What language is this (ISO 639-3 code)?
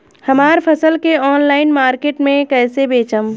bho